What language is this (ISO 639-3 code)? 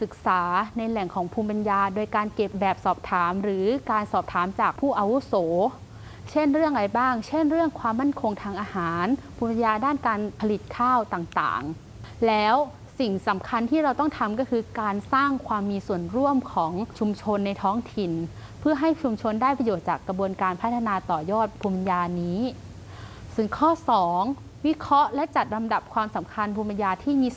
tha